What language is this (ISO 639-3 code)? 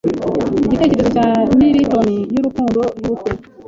kin